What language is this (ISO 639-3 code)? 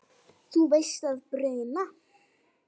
isl